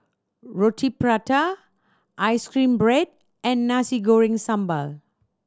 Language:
English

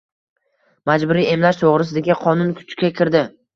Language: Uzbek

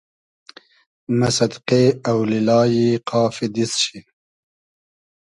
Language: Hazaragi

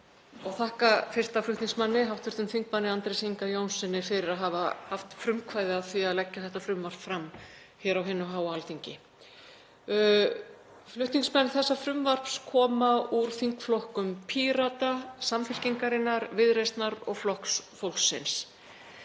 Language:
Icelandic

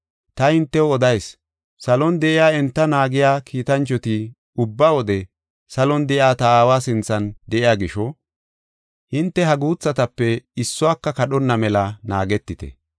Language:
Gofa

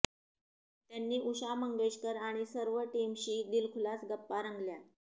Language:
Marathi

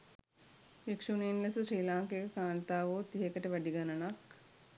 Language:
Sinhala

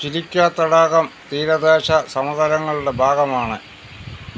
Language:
Malayalam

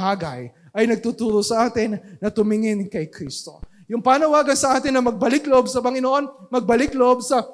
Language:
Filipino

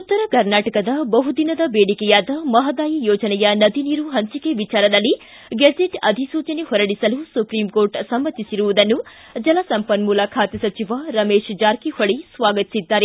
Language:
Kannada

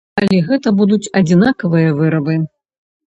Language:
Belarusian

